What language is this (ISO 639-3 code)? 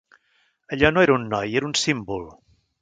cat